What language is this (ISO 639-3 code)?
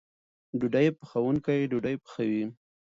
pus